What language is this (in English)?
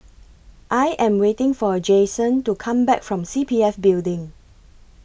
English